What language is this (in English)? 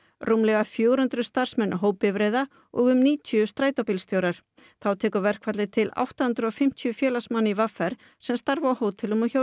Icelandic